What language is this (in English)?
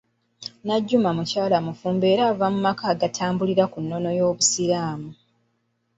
Ganda